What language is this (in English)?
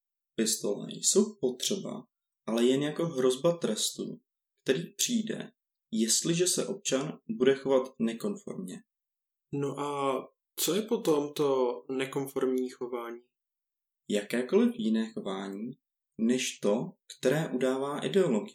Czech